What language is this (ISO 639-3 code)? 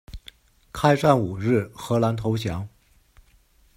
zho